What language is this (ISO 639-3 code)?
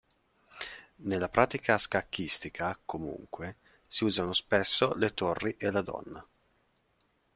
ita